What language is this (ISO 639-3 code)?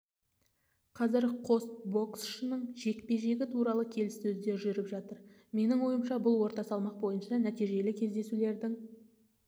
kaz